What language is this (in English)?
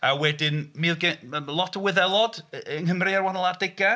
Welsh